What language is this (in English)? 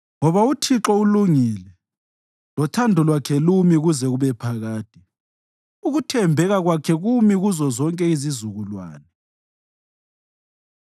North Ndebele